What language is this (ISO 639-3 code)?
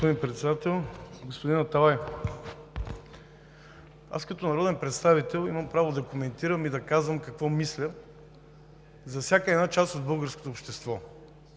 bul